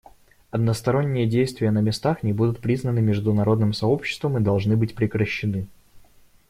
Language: Russian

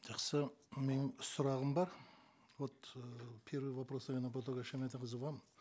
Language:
Kazakh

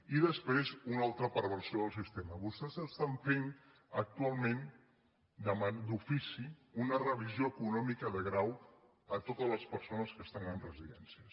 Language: Catalan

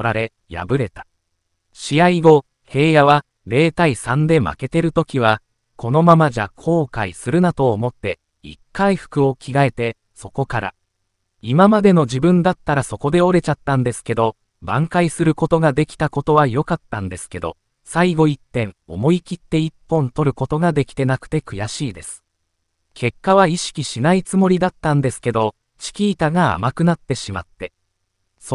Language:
Japanese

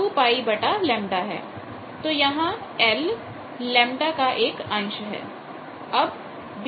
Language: Hindi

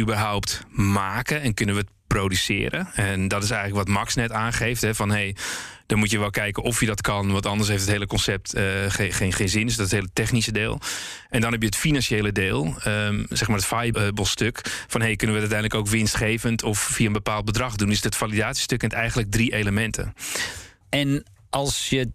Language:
Dutch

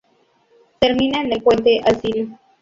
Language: Spanish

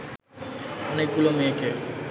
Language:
Bangla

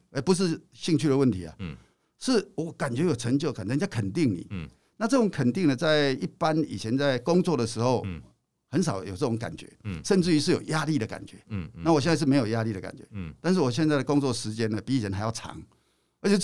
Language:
Chinese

